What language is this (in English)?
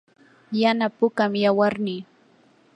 Yanahuanca Pasco Quechua